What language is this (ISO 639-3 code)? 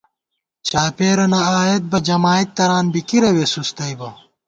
gwt